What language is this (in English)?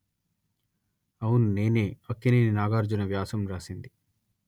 Telugu